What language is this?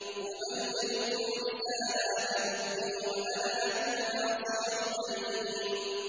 Arabic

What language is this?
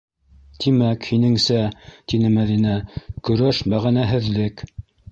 Bashkir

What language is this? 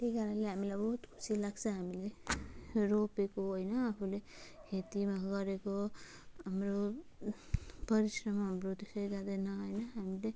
Nepali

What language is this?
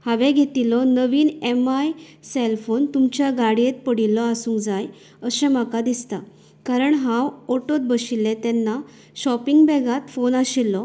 Konkani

